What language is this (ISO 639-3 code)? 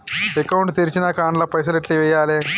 tel